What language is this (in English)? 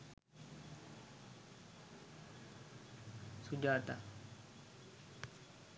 Sinhala